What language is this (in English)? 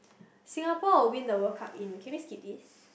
English